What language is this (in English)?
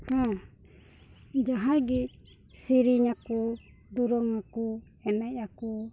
Santali